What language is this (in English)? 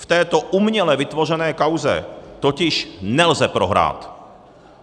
Czech